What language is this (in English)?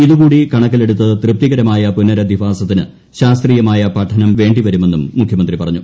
Malayalam